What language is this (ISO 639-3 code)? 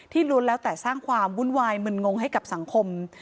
tha